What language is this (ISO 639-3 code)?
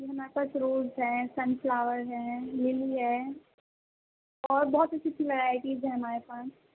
urd